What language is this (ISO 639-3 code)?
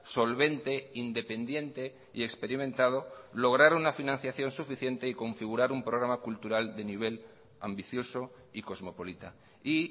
spa